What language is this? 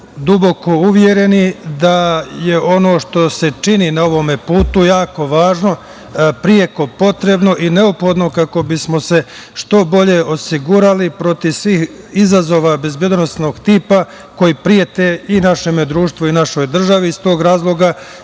Serbian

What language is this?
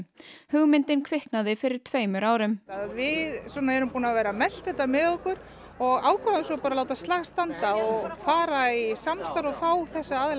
Icelandic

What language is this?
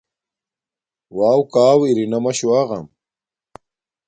Domaaki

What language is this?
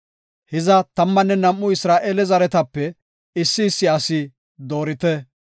Gofa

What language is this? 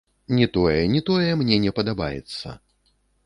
Belarusian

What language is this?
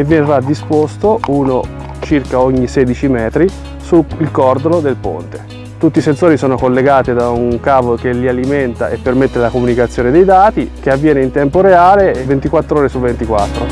Italian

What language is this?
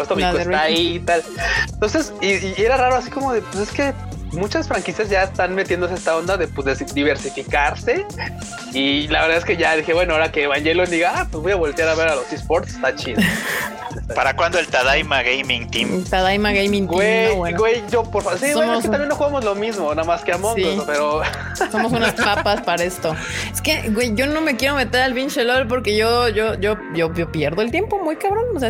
Spanish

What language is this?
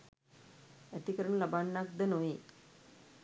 Sinhala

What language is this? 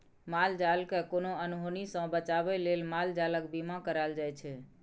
Maithili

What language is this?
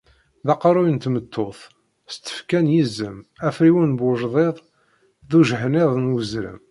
Kabyle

